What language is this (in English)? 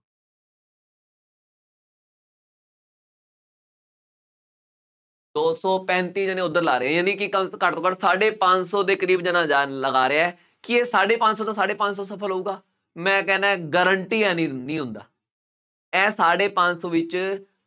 Punjabi